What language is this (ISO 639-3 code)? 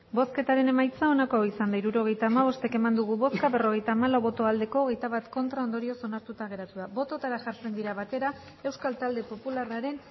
eus